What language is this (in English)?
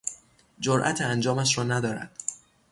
Persian